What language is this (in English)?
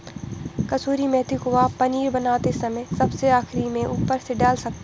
Hindi